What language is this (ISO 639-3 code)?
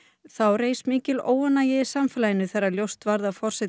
isl